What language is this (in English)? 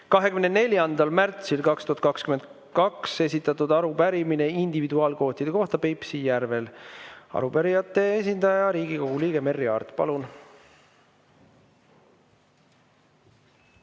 Estonian